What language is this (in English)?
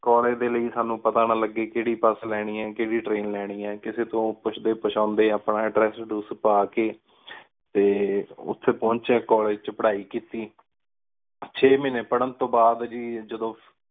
Punjabi